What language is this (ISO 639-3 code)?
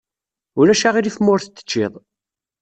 kab